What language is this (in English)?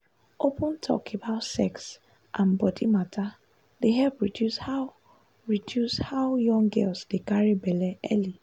Nigerian Pidgin